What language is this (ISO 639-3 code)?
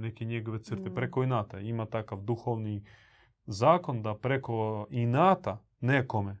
hrv